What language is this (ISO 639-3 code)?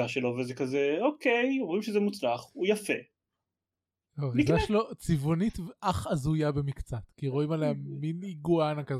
heb